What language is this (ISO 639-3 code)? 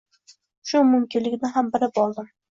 uzb